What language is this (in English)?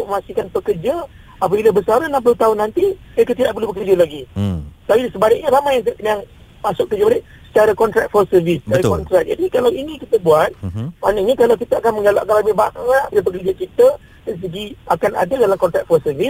Malay